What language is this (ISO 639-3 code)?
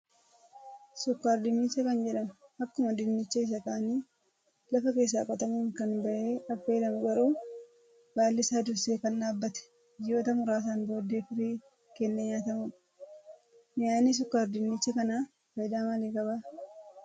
orm